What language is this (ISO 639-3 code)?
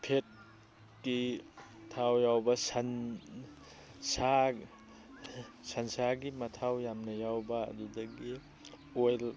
mni